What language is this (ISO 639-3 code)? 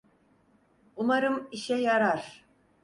tur